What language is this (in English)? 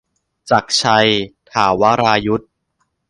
Thai